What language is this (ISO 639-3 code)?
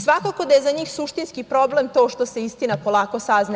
srp